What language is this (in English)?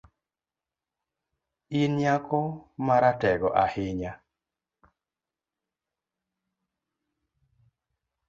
Luo (Kenya and Tanzania)